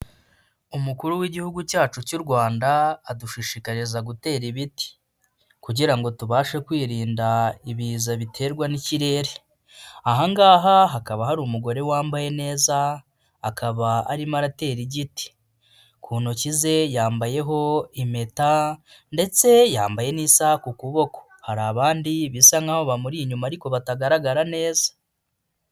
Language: Kinyarwanda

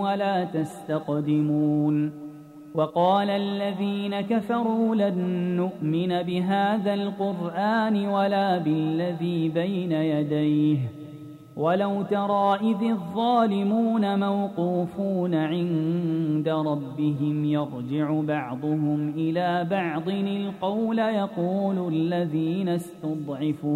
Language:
Arabic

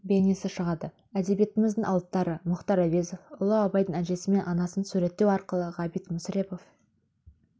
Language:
Kazakh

